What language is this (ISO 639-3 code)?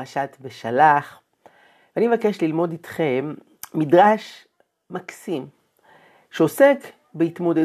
heb